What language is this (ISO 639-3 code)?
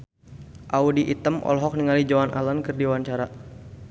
sun